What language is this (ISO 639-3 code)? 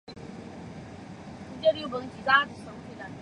zho